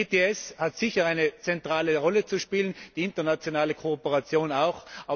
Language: German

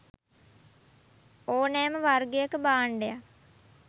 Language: Sinhala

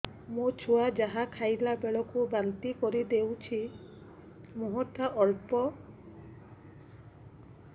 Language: Odia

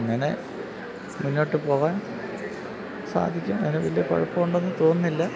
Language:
Malayalam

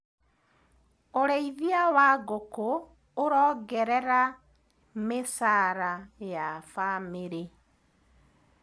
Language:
Kikuyu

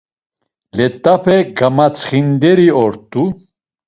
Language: Laz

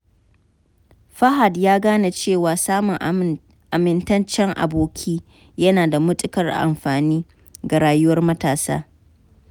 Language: Hausa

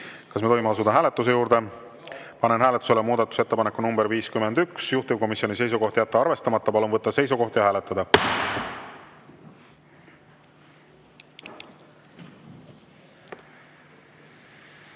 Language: Estonian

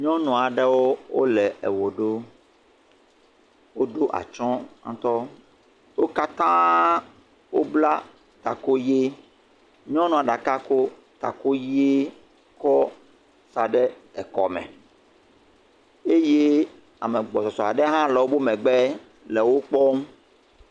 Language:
Ewe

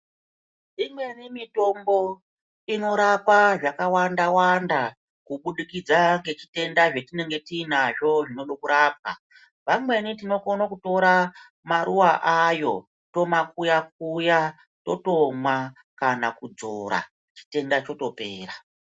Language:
Ndau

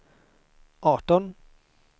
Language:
Swedish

